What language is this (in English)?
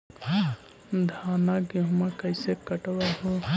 Magahi